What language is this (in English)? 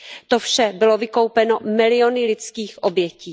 Czech